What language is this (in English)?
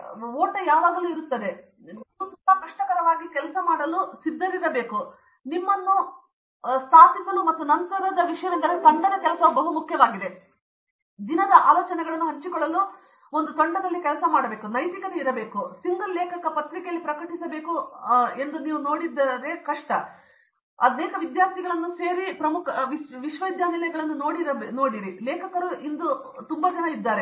Kannada